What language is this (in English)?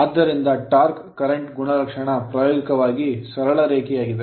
Kannada